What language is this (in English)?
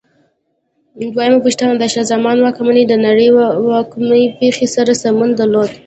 Pashto